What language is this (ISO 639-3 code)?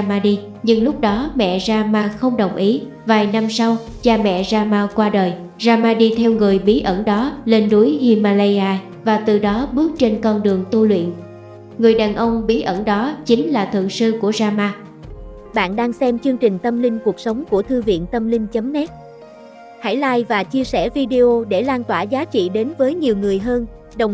vie